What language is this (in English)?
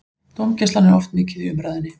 Icelandic